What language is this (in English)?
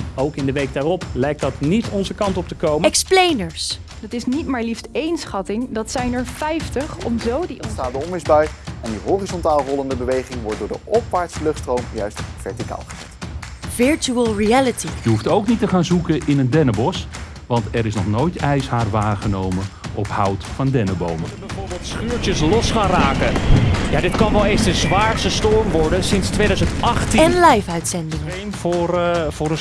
Dutch